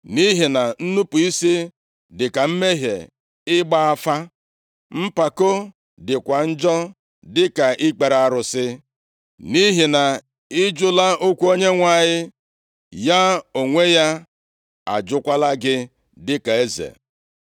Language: Igbo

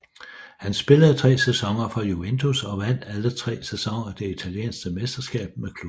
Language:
Danish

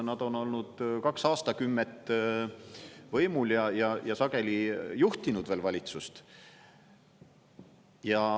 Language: Estonian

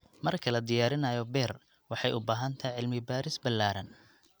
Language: Somali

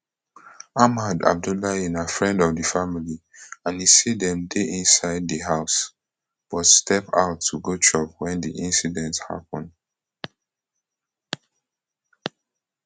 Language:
Nigerian Pidgin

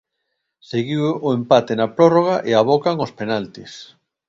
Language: Galician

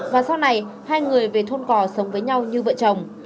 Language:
Vietnamese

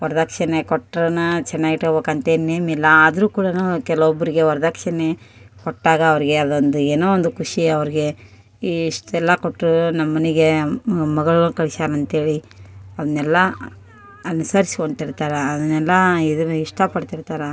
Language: Kannada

